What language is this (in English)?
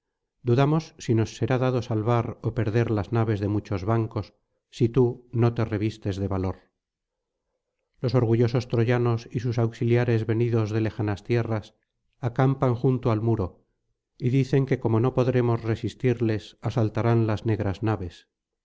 Spanish